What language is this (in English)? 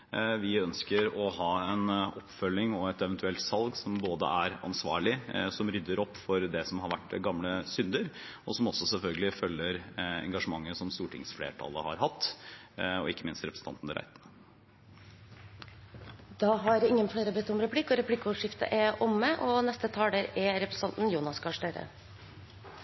Norwegian